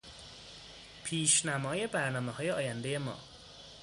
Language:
Persian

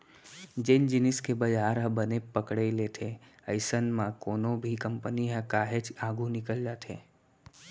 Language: Chhattisgarhi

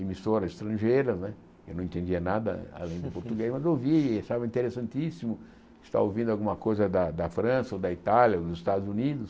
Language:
Portuguese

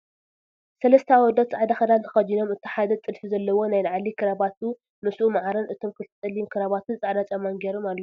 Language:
Tigrinya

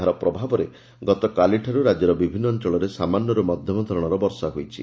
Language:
Odia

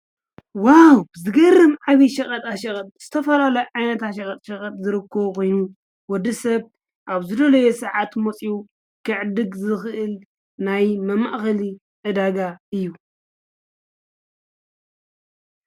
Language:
Tigrinya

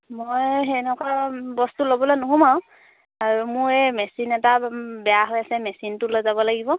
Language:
Assamese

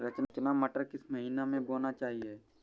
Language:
Hindi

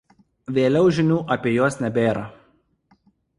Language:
Lithuanian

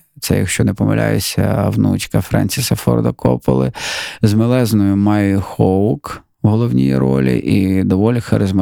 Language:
Ukrainian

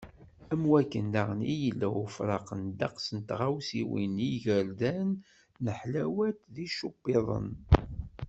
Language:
Kabyle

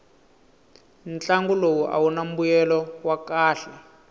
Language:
Tsonga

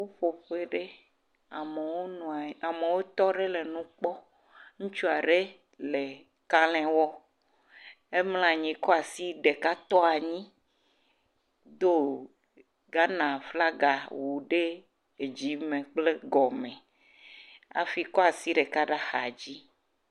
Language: Ewe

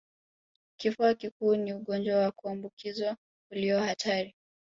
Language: Swahili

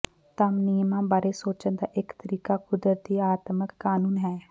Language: Punjabi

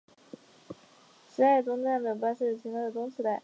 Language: Chinese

